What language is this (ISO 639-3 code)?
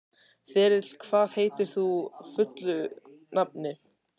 isl